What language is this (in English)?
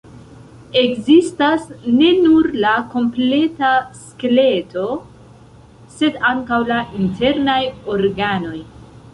Esperanto